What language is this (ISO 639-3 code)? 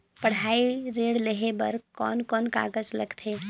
hne